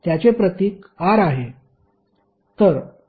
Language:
Marathi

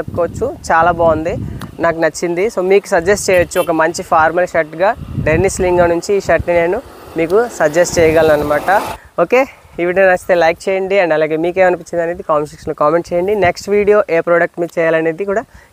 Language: Telugu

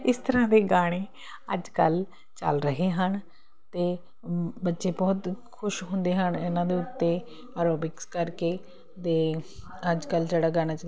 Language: Punjabi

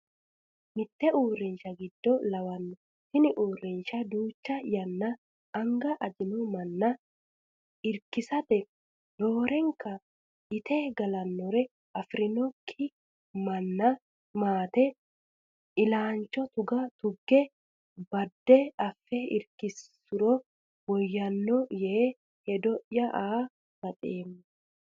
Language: Sidamo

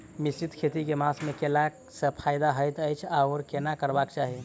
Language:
Maithili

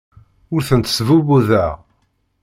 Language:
Kabyle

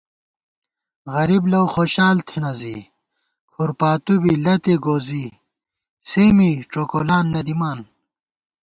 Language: Gawar-Bati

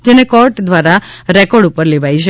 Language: Gujarati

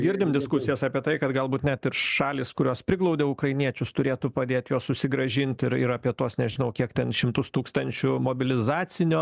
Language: Lithuanian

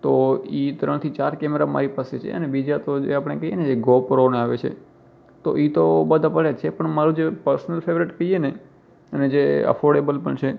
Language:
Gujarati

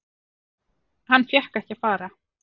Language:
Icelandic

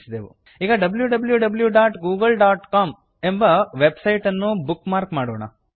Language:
Kannada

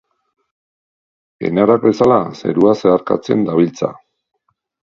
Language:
Basque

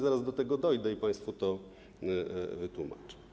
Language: Polish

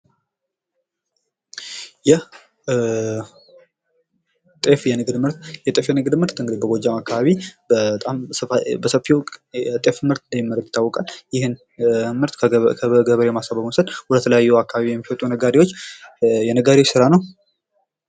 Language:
Amharic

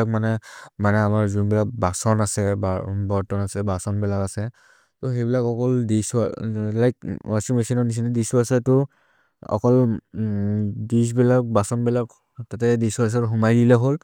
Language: Maria (India)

